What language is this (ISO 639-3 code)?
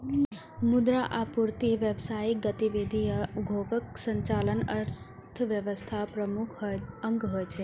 mai